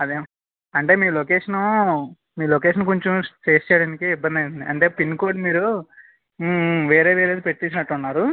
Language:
Telugu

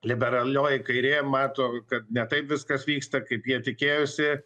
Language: Lithuanian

